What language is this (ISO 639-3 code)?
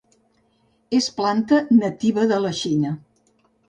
cat